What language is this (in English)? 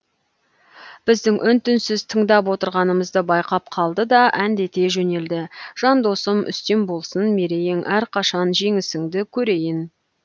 Kazakh